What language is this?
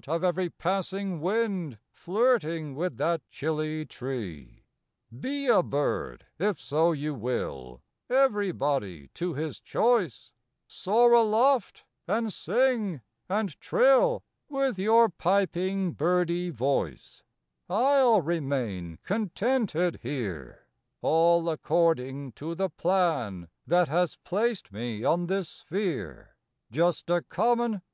English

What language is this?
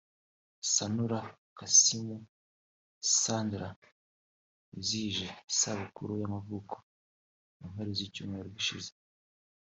Kinyarwanda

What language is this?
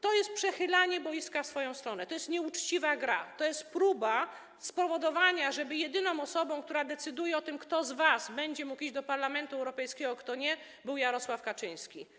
Polish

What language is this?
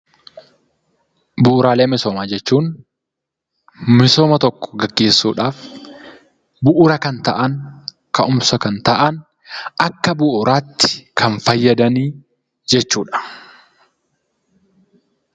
Oromo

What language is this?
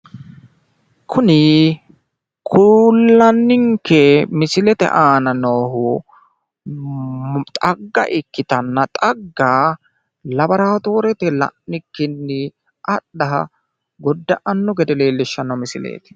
Sidamo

